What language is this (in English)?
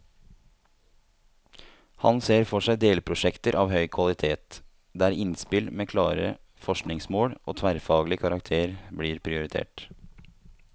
Norwegian